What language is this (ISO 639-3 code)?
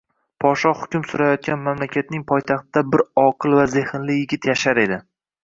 uzb